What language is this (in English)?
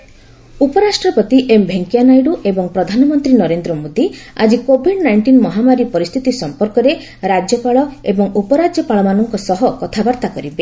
Odia